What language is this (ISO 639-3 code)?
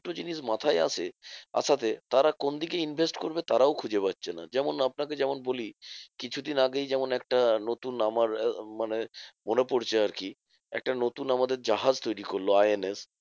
ben